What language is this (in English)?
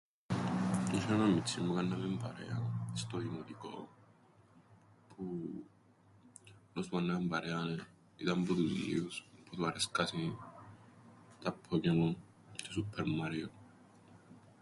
Greek